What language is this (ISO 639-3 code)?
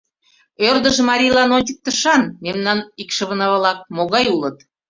chm